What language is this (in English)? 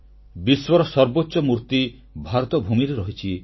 Odia